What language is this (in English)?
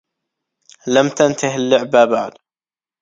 Arabic